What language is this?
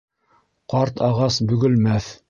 Bashkir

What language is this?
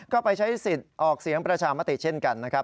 Thai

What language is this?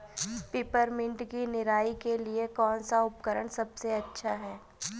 Hindi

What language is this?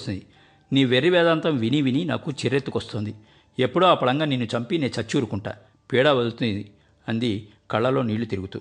Telugu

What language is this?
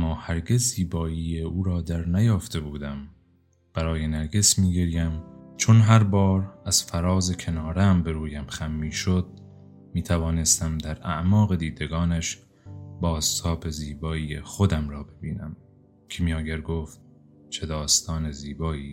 Persian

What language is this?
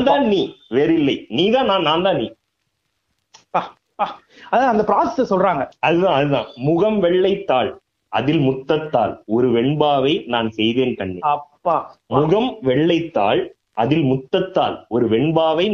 Tamil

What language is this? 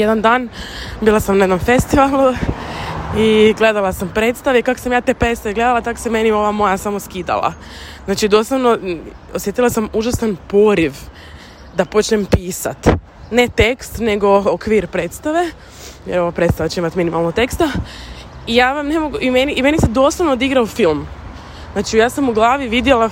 Croatian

